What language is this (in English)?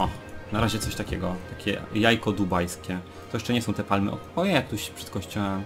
Polish